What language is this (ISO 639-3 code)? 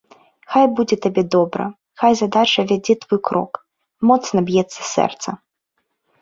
bel